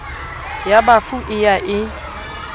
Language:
Southern Sotho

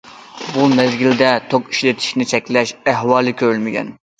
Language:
Uyghur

